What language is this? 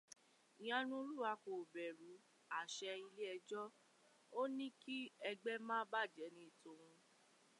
Yoruba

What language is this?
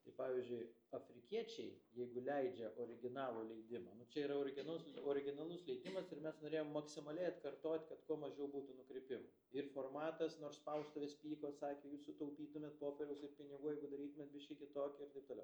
Lithuanian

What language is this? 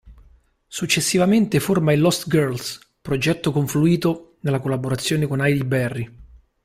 Italian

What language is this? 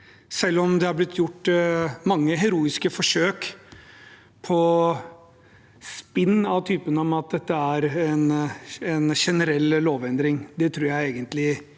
Norwegian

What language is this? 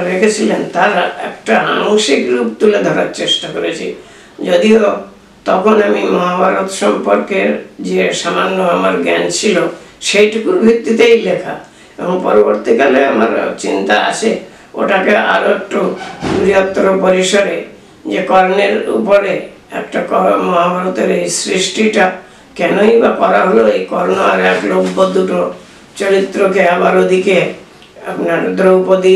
Bangla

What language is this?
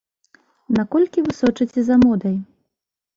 Belarusian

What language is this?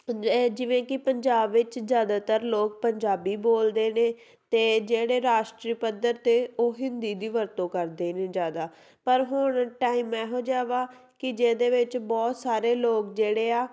Punjabi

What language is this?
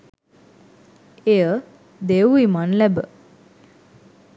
Sinhala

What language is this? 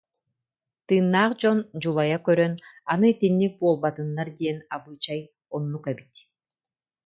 Yakut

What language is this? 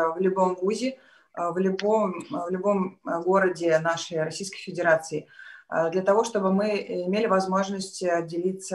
Russian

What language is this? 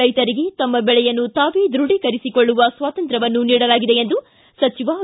Kannada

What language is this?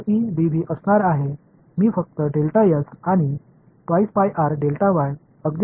Tamil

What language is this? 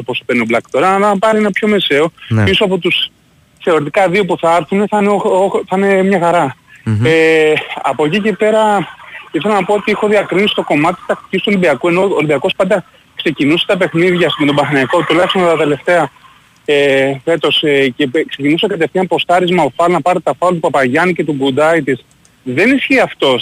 Greek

